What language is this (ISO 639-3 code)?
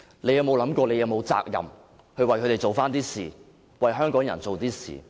yue